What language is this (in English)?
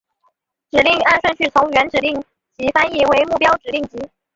Chinese